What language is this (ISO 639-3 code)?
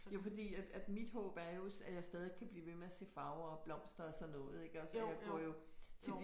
dan